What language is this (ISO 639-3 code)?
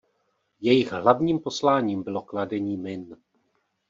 ces